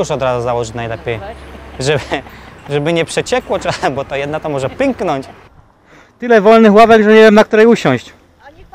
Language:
Polish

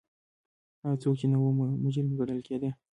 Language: Pashto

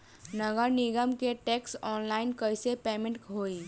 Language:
Bhojpuri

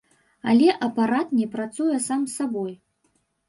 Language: Belarusian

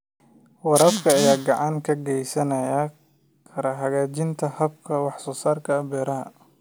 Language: Somali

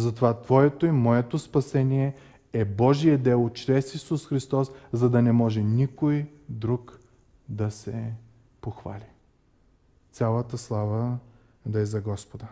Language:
Bulgarian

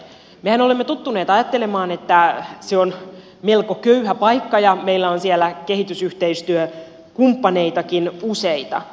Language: Finnish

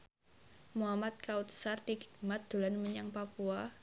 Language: Javanese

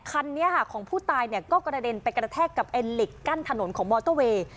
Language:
Thai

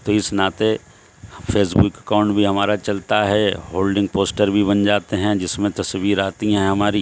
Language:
Urdu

